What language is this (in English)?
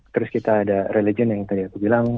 Indonesian